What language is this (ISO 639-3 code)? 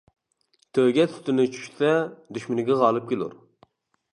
uig